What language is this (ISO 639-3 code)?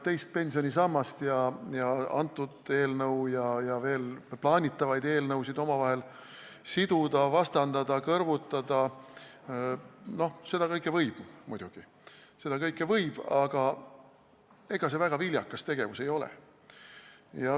est